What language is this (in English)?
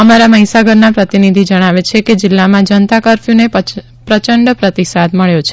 Gujarati